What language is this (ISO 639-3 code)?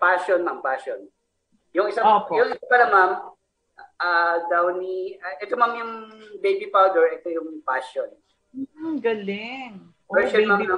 fil